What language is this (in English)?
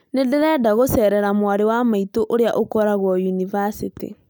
Kikuyu